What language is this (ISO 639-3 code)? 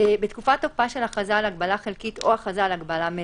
heb